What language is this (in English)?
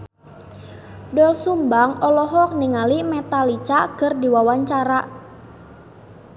Sundanese